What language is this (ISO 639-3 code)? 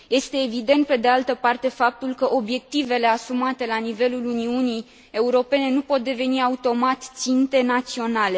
ron